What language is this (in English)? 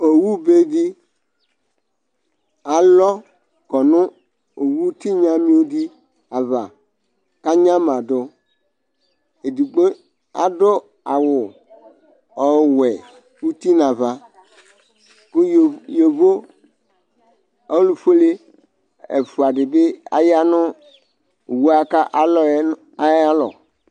Ikposo